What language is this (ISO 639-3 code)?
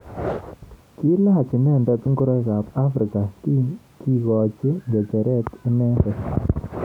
kln